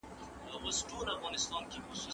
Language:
Pashto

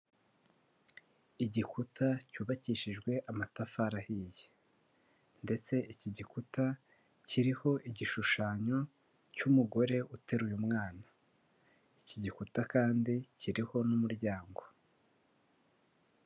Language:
Kinyarwanda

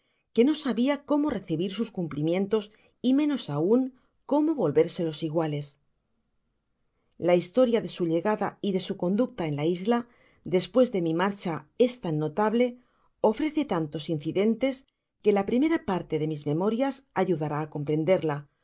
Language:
Spanish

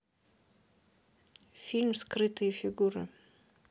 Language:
Russian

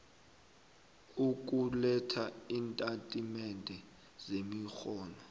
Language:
South Ndebele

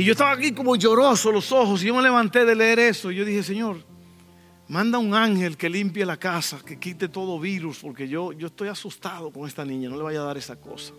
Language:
Spanish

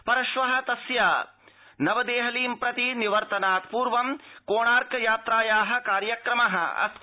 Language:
Sanskrit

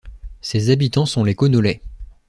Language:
French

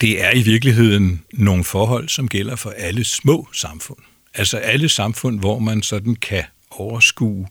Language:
Danish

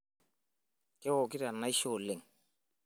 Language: Masai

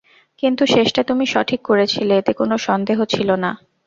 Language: Bangla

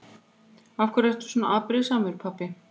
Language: Icelandic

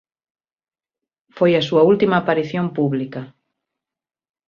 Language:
Galician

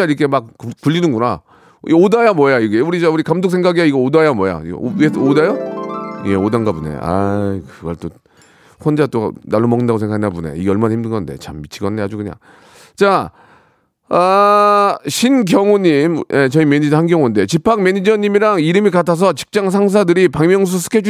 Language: Korean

